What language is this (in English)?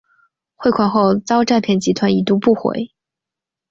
Chinese